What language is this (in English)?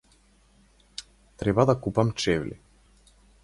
Macedonian